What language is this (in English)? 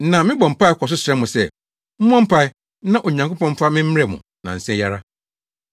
Akan